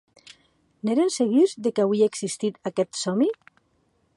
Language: Occitan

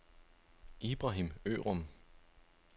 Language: Danish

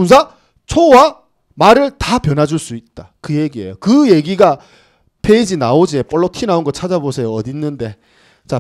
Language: Korean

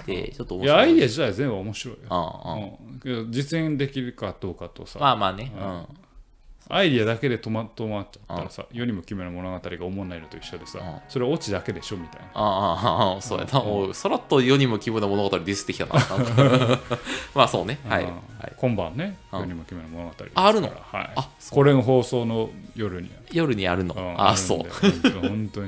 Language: Japanese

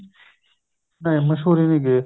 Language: Punjabi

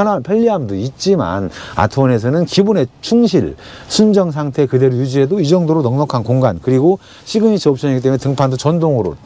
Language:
Korean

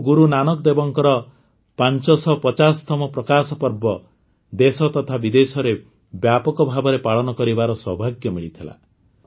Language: Odia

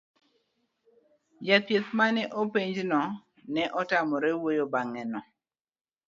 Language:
Luo (Kenya and Tanzania)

